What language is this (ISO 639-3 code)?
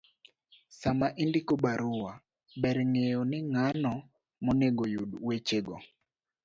luo